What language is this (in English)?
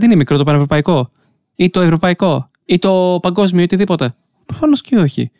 Greek